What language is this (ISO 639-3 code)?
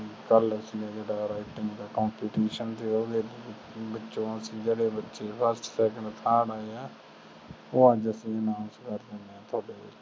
pan